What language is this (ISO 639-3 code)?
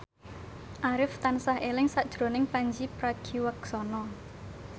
jav